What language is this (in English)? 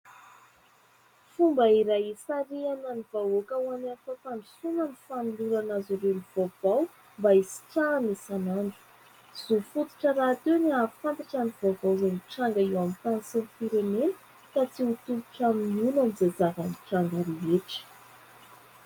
Malagasy